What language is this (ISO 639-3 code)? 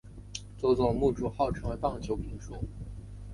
zho